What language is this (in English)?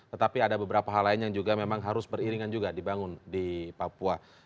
Indonesian